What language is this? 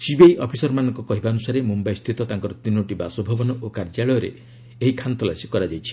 Odia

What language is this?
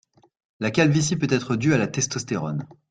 French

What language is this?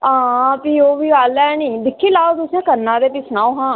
Dogri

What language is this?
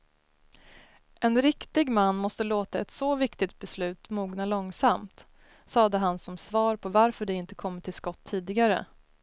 Swedish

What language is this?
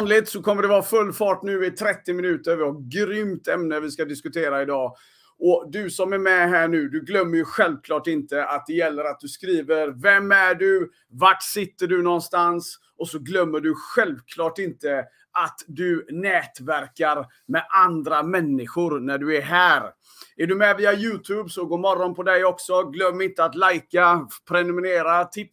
Swedish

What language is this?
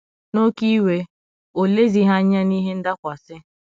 Igbo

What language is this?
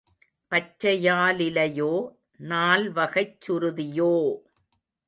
Tamil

